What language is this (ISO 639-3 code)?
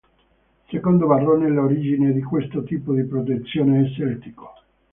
ita